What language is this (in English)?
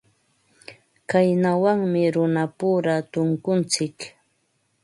Ambo-Pasco Quechua